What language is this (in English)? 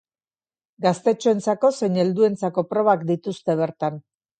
Basque